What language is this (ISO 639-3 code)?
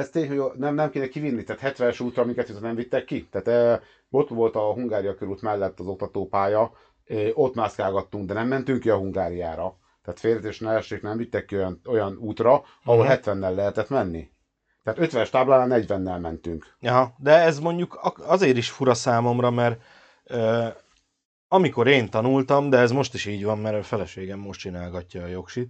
hun